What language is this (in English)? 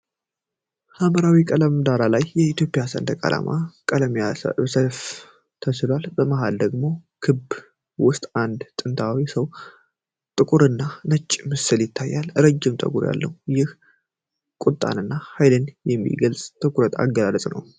Amharic